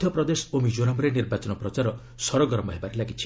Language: Odia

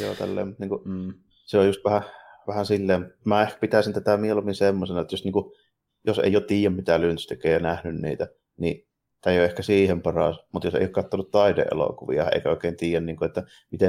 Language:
Finnish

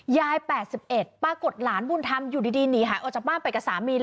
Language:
Thai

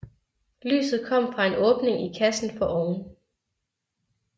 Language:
Danish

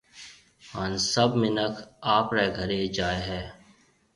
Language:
Marwari (Pakistan)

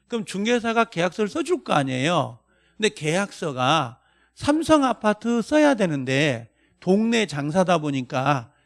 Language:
Korean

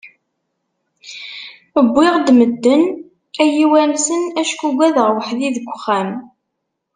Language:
Kabyle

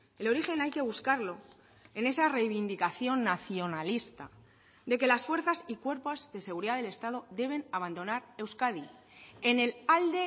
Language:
Spanish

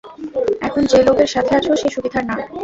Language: Bangla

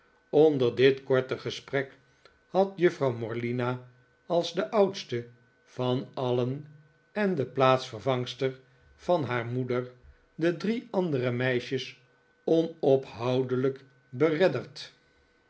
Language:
Dutch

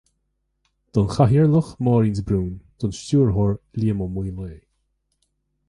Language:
Irish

